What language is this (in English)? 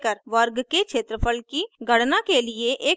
Hindi